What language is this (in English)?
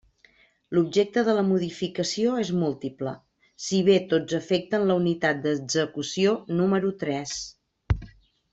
Catalan